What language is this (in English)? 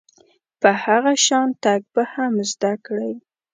Pashto